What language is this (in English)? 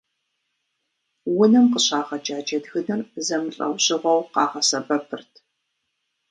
Kabardian